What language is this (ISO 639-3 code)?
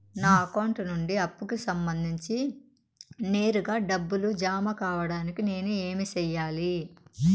tel